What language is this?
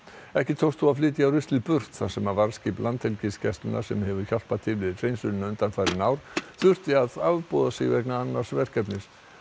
Icelandic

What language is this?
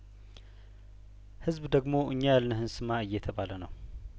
Amharic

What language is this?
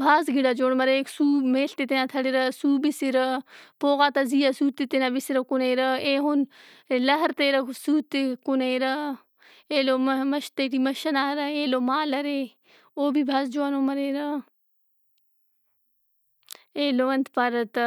Brahui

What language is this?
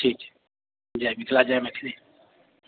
Maithili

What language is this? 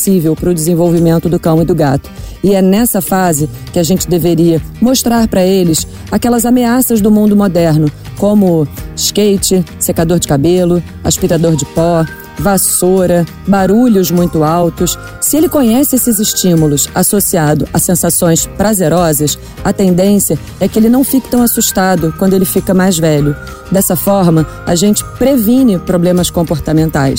Portuguese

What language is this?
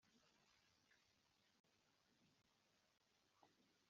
Kinyarwanda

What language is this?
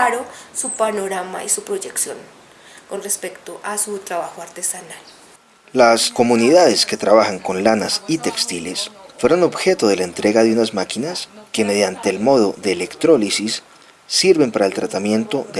Spanish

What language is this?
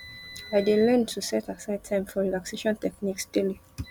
Nigerian Pidgin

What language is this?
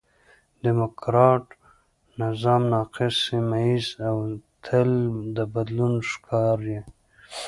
Pashto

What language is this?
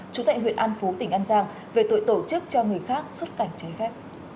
Vietnamese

